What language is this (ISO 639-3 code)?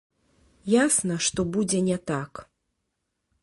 bel